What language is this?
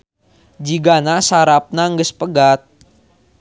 Sundanese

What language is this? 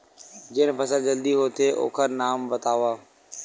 Chhattisgarhi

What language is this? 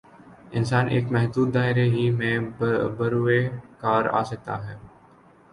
Urdu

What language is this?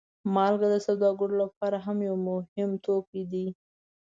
Pashto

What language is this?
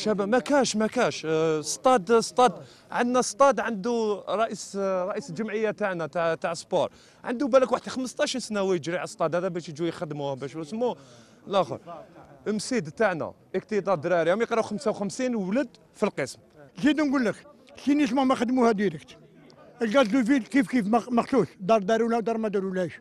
Arabic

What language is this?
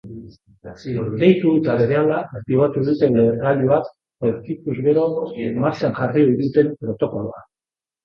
Basque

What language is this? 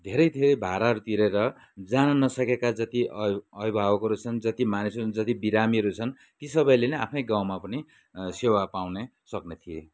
Nepali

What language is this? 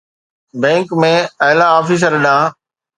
Sindhi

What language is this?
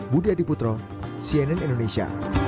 Indonesian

